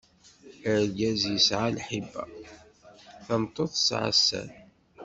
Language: Kabyle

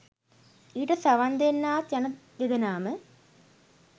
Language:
Sinhala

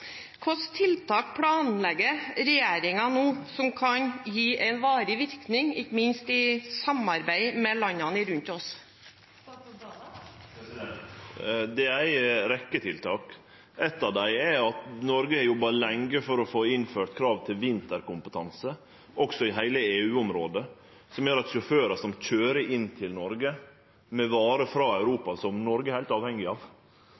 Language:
Norwegian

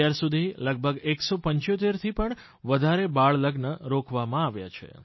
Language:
Gujarati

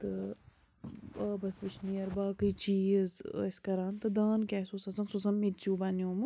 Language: Kashmiri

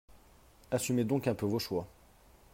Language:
French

